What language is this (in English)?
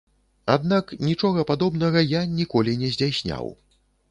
Belarusian